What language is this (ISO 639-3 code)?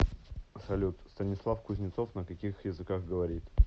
rus